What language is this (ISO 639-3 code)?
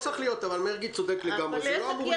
heb